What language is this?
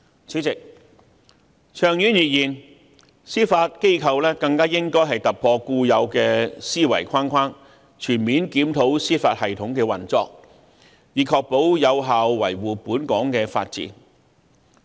Cantonese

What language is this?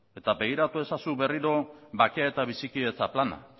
Basque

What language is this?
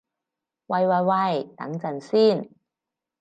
Cantonese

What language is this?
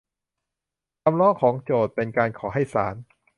Thai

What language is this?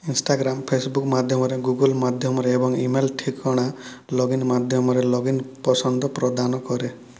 Odia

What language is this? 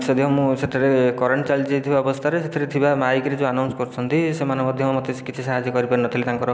Odia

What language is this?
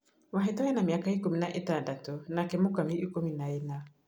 Kikuyu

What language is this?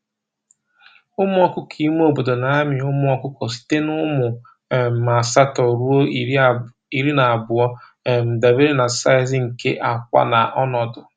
Igbo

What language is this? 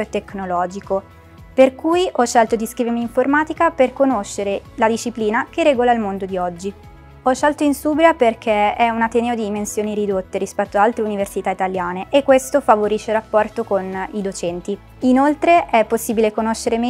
Italian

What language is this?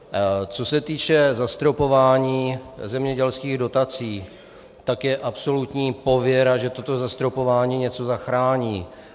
Czech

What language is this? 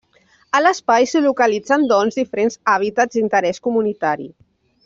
Catalan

